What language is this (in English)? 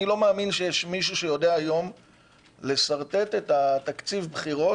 Hebrew